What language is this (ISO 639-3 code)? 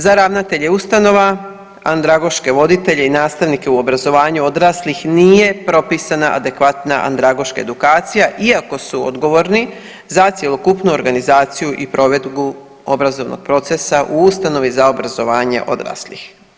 hrv